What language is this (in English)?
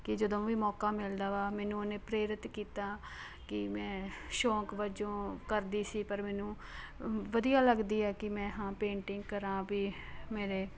Punjabi